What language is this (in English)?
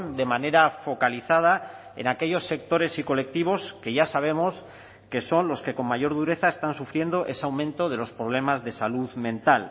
Spanish